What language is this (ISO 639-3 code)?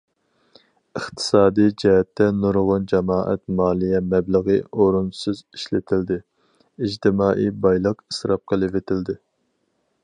uig